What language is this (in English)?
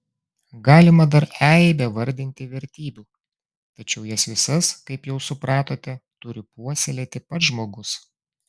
Lithuanian